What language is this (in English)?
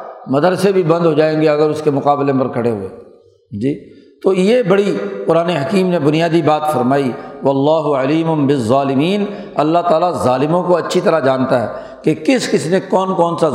Urdu